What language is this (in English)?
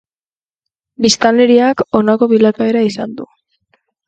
Basque